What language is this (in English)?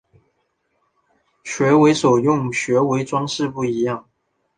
Chinese